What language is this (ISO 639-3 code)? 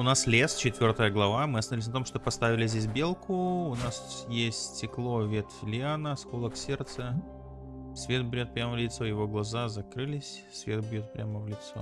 rus